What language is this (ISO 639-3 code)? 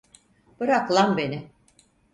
tur